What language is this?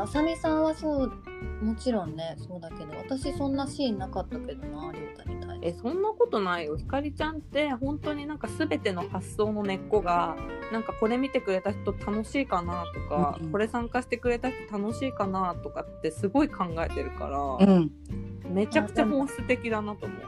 Japanese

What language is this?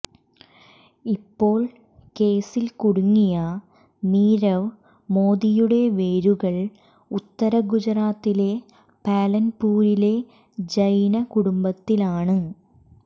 Malayalam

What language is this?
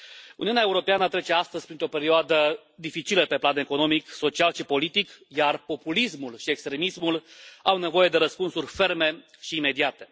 Romanian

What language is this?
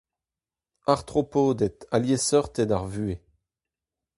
Breton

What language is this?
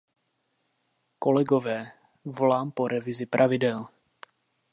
Czech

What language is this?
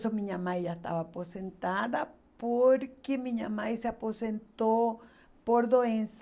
Portuguese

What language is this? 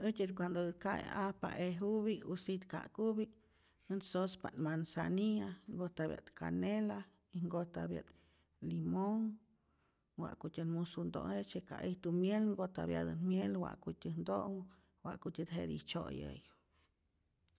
Rayón Zoque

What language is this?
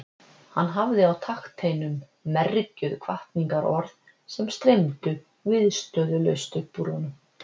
Icelandic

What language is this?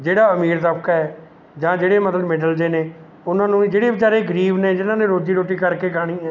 Punjabi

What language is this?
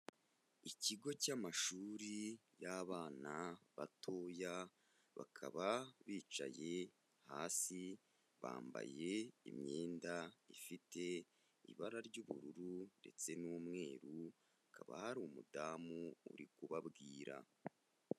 Kinyarwanda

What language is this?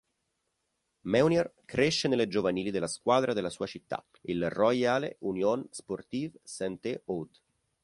Italian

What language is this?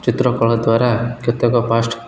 Odia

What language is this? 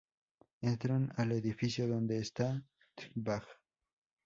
Spanish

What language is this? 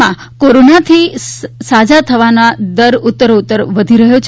Gujarati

